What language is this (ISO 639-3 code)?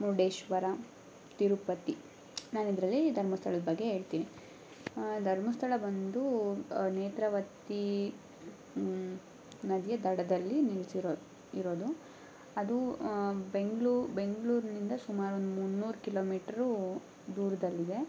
kan